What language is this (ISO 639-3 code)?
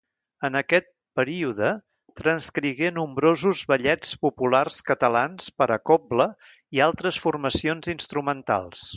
cat